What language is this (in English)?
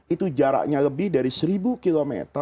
Indonesian